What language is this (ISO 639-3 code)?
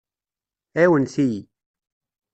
kab